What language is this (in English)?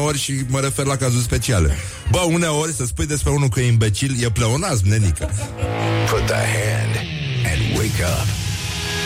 Romanian